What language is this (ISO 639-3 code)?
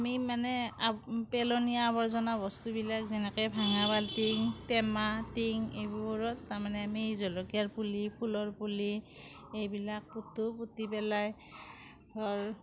asm